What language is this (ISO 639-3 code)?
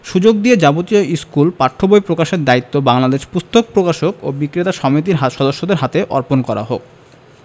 ben